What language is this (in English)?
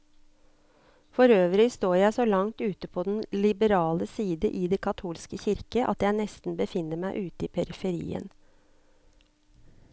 Norwegian